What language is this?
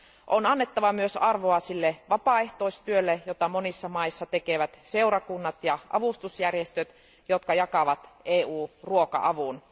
Finnish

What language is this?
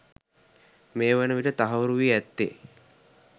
Sinhala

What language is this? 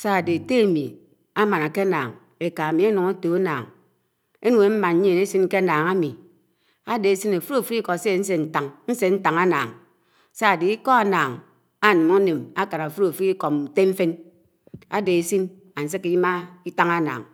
Anaang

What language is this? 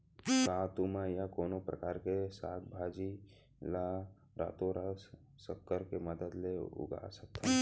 Chhattisgarhi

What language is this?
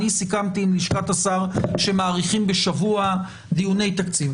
Hebrew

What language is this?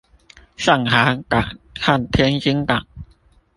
Chinese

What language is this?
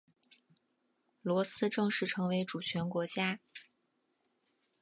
Chinese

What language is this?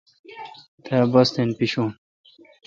Kalkoti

